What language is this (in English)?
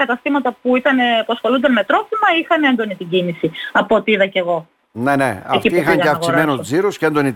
Greek